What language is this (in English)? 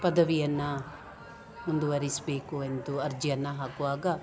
Kannada